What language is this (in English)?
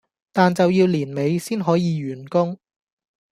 Cantonese